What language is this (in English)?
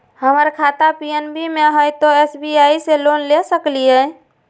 Magahi